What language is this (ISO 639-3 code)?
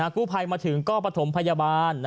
tha